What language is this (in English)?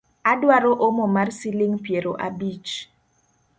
Luo (Kenya and Tanzania)